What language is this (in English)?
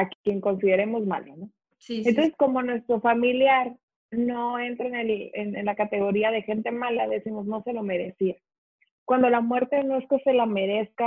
Spanish